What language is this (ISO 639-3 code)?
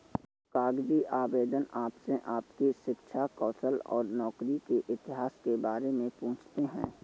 hin